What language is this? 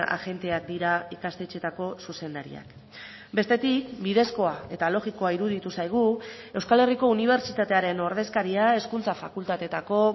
Basque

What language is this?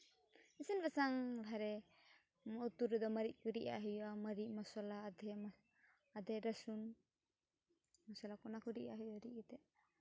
Santali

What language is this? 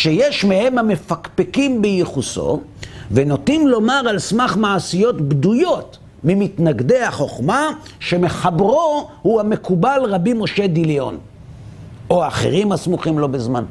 Hebrew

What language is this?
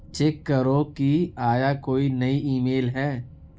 Urdu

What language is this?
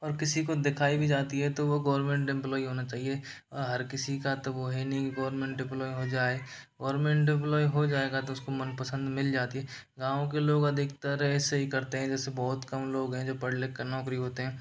Hindi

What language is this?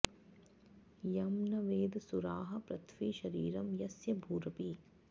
Sanskrit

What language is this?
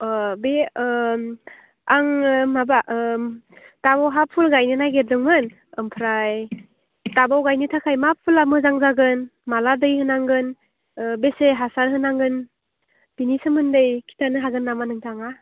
Bodo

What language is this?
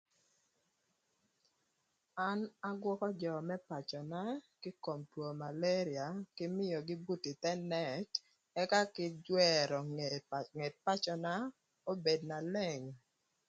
Thur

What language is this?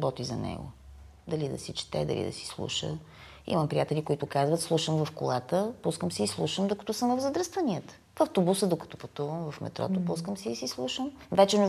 Bulgarian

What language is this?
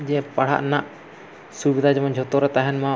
Santali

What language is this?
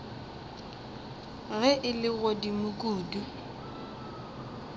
Northern Sotho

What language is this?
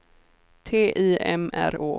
Swedish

